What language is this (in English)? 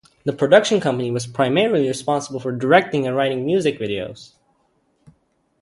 English